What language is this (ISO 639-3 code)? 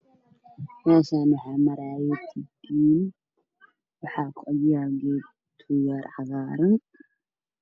som